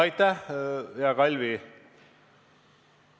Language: Estonian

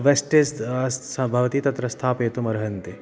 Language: Sanskrit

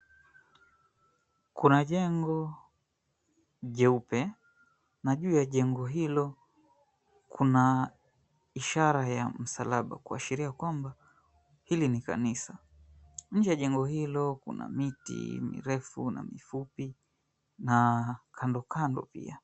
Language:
Swahili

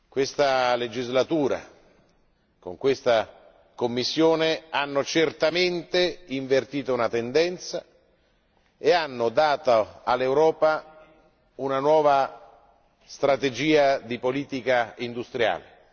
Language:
Italian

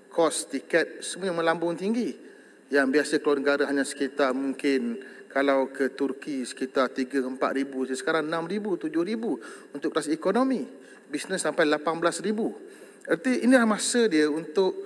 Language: Malay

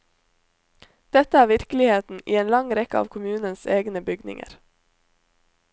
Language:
Norwegian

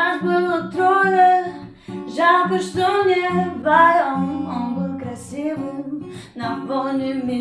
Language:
Portuguese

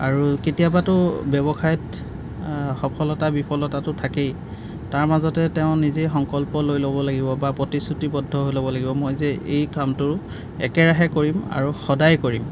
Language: Assamese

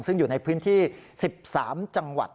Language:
Thai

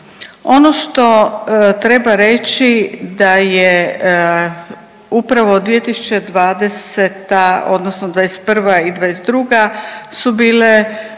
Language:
Croatian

